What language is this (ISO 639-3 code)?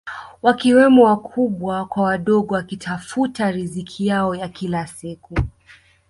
swa